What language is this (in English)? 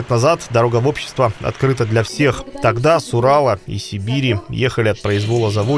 Russian